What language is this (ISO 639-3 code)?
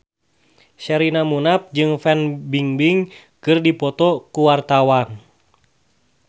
sun